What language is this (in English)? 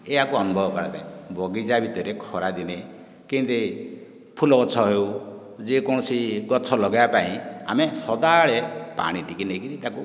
Odia